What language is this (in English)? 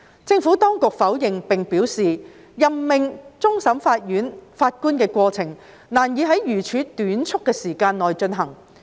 Cantonese